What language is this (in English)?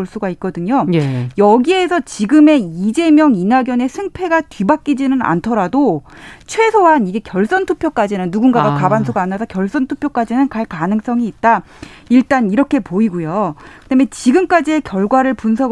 Korean